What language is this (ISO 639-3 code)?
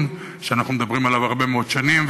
heb